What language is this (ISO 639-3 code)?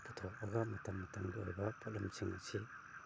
mni